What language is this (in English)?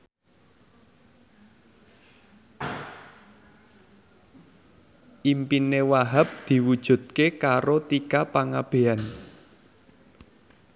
Javanese